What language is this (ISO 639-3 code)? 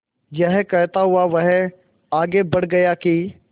hin